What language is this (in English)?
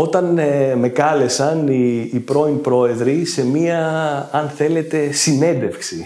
Greek